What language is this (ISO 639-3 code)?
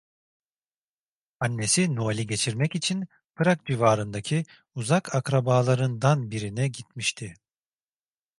tur